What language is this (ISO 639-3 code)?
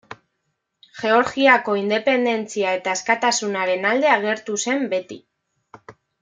eus